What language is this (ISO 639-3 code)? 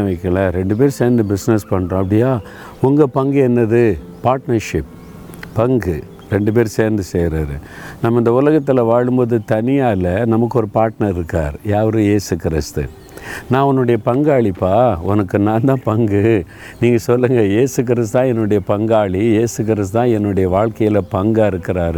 tam